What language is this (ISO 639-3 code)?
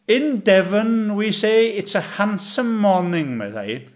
cym